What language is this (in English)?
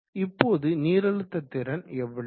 Tamil